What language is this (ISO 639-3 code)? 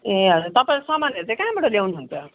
nep